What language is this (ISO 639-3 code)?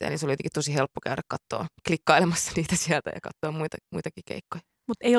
fin